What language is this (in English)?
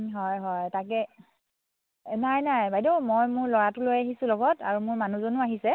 Assamese